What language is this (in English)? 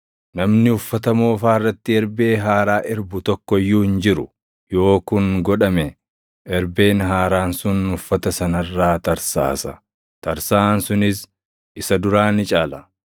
Oromo